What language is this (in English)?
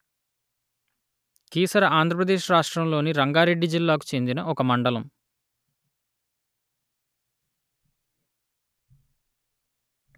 Telugu